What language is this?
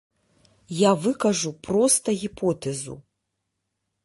Belarusian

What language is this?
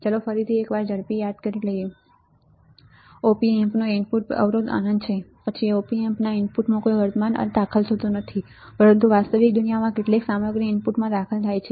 Gujarati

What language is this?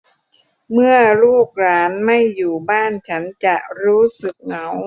Thai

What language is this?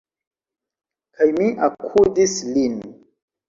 Esperanto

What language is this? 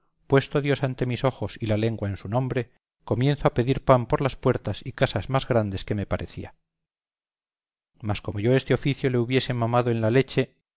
Spanish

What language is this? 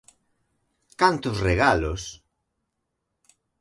Galician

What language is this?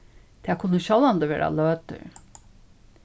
Faroese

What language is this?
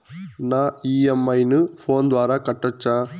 Telugu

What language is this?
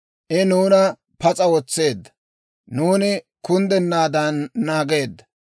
Dawro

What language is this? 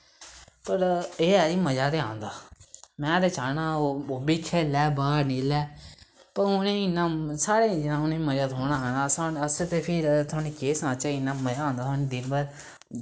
Dogri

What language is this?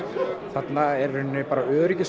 Icelandic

